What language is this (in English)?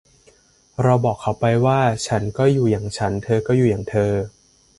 Thai